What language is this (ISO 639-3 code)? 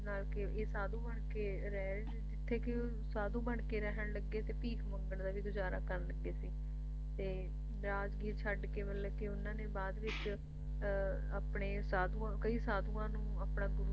pan